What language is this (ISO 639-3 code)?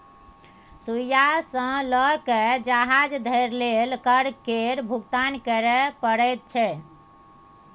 mai